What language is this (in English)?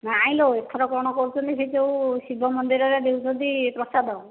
Odia